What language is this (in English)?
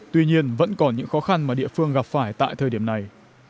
Vietnamese